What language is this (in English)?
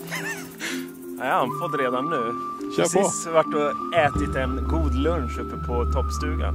Swedish